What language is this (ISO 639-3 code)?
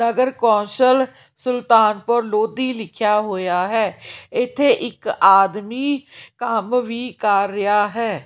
pan